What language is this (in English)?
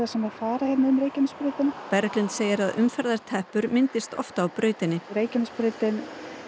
Icelandic